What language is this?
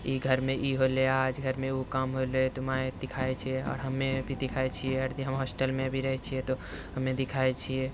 Maithili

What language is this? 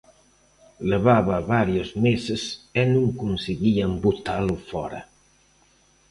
Galician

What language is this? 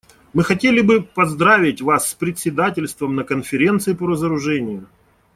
Russian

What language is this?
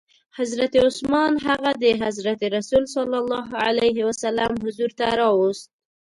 Pashto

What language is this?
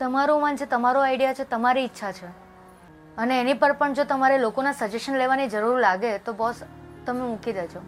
Gujarati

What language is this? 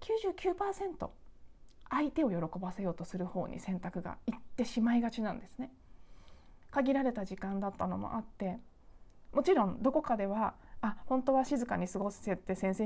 Japanese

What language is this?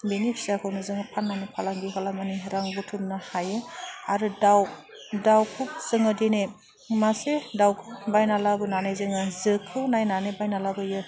Bodo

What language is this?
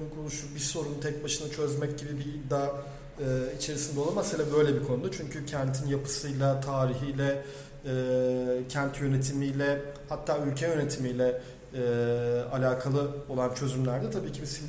Turkish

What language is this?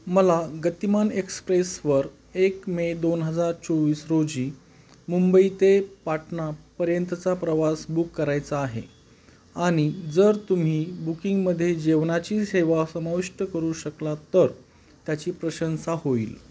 Marathi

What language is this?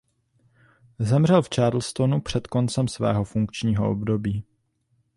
Czech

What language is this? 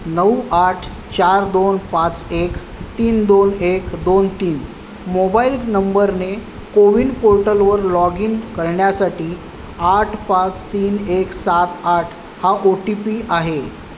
Marathi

